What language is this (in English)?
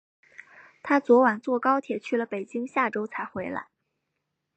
Chinese